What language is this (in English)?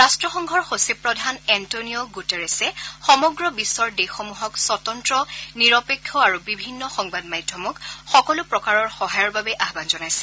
Assamese